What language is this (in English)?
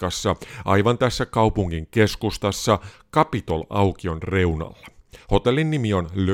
Finnish